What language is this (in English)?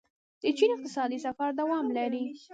Pashto